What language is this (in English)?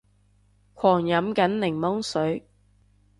Cantonese